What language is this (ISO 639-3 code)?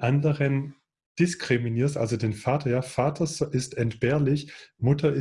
deu